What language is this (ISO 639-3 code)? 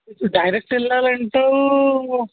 tel